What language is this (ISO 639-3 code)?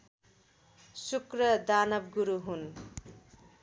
nep